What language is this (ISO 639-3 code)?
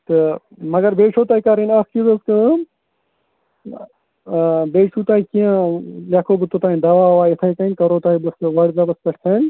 kas